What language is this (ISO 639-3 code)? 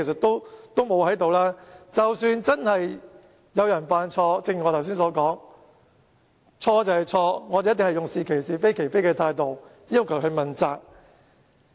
yue